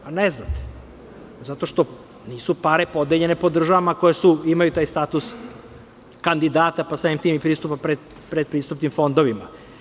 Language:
Serbian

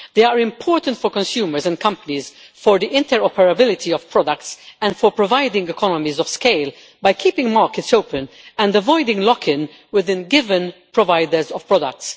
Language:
English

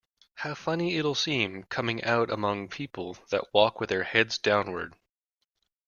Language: English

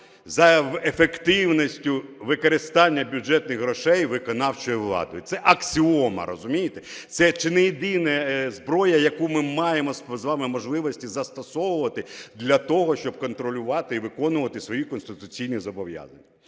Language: Ukrainian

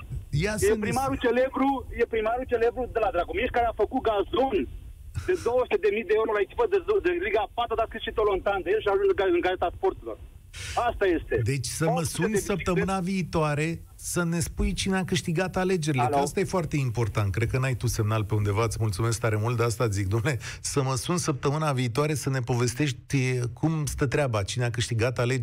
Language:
Romanian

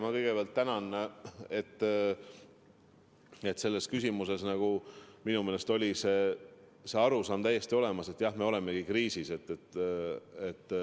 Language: Estonian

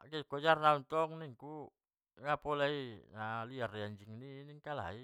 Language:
Batak Mandailing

